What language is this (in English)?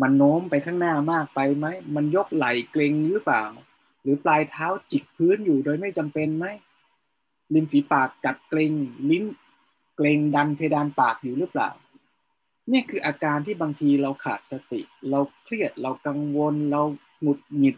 Thai